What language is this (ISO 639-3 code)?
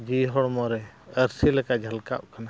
sat